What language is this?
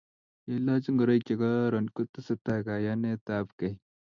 Kalenjin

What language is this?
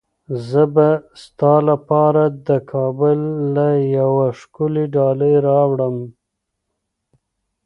Pashto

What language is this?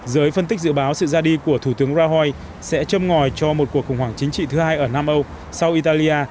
Vietnamese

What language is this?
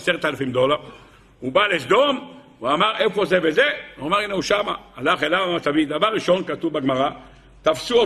Hebrew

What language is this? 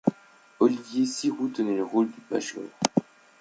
French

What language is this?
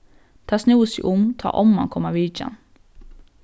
Faroese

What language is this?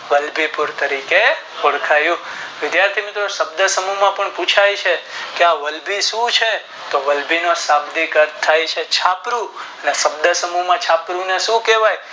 Gujarati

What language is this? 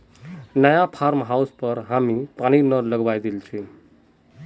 Magahi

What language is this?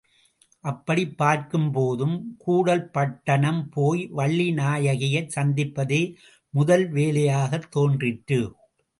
Tamil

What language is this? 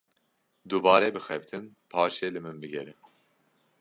Kurdish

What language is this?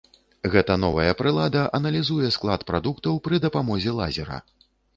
Belarusian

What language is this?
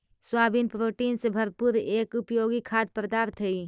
Magahi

